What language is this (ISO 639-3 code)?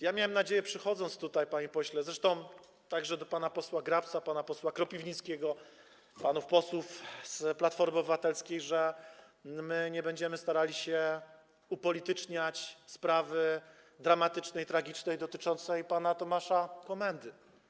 pol